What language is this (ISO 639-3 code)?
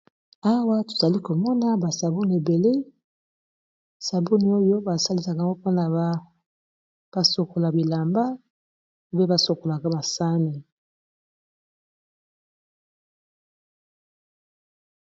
lin